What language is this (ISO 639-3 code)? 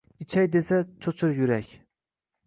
uzb